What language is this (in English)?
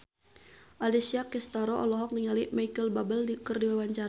Sundanese